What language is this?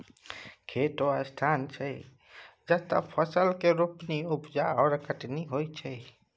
Maithili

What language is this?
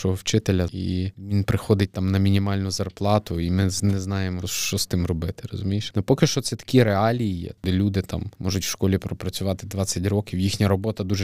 Ukrainian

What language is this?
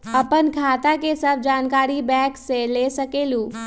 Magahi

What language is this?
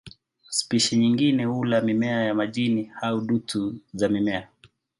Swahili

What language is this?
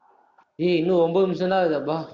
Tamil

